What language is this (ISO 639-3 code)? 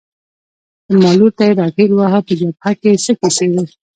pus